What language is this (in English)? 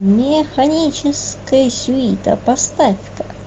Russian